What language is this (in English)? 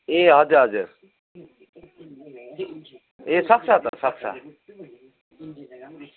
Nepali